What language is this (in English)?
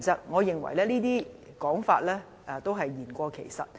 Cantonese